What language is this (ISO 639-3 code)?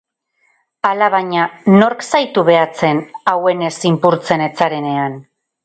eus